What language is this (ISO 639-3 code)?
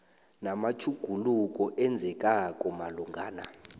nbl